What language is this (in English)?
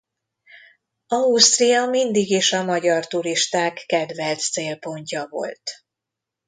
Hungarian